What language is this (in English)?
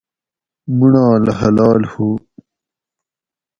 Gawri